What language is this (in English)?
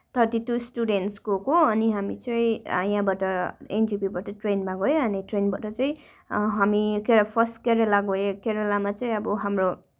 Nepali